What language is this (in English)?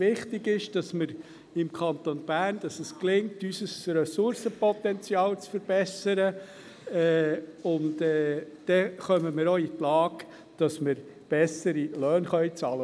Swiss German